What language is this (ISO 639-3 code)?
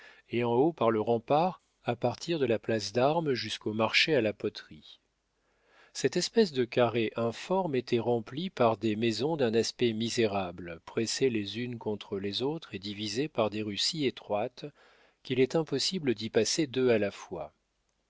fra